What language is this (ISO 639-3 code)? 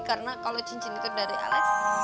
ind